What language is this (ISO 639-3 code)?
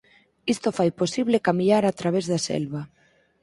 glg